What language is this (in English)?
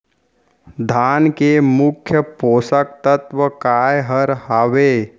Chhattisgarhi